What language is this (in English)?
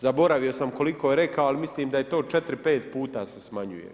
Croatian